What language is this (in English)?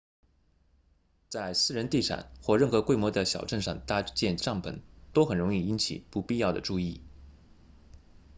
Chinese